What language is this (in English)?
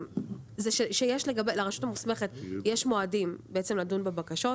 Hebrew